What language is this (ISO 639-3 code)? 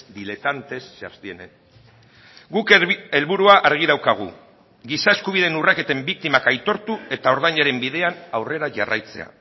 eus